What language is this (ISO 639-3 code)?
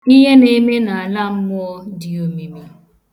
ibo